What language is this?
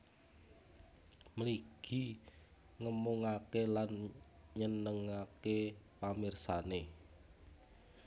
Javanese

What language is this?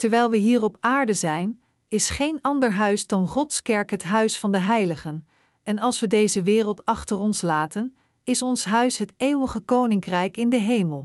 Dutch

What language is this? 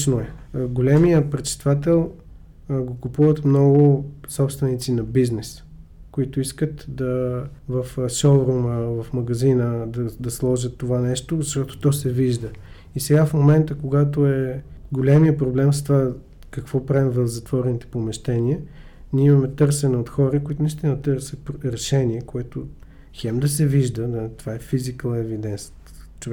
Bulgarian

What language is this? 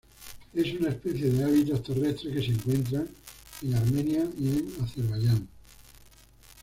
Spanish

